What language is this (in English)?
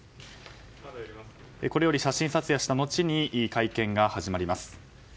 Japanese